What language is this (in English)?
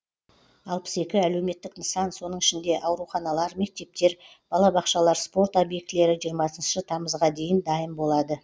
Kazakh